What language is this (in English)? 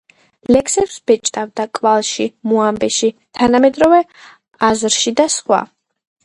Georgian